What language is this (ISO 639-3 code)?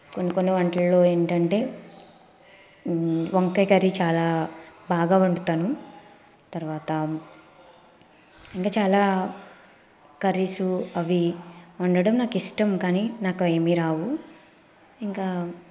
tel